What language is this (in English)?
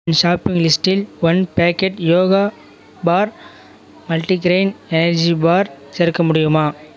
Tamil